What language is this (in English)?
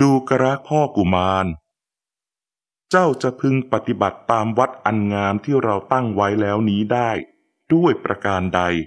Thai